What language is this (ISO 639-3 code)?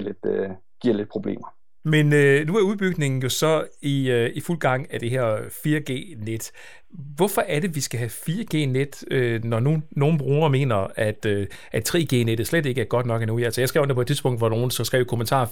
dan